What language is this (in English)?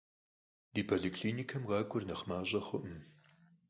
Kabardian